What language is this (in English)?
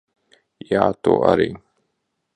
Latvian